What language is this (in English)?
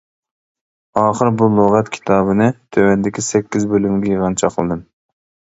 Uyghur